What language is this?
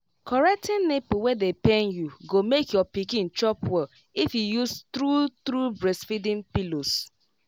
Nigerian Pidgin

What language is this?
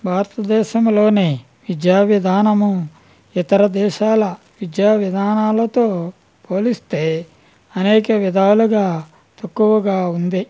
Telugu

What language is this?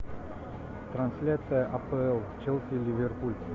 Russian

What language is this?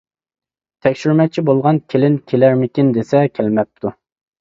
Uyghur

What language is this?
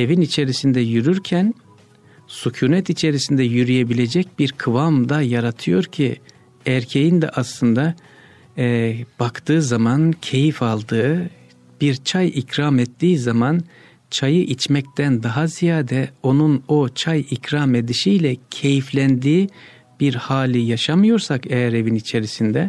Turkish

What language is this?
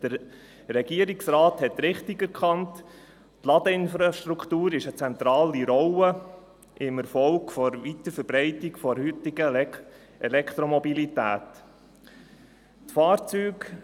Swiss German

